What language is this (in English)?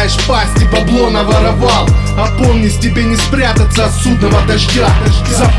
Russian